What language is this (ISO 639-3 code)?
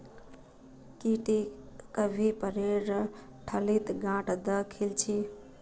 mag